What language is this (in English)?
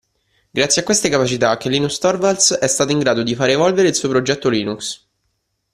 Italian